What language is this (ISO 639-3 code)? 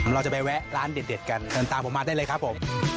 tha